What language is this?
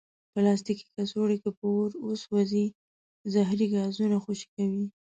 Pashto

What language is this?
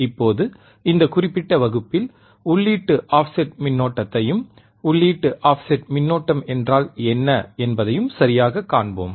Tamil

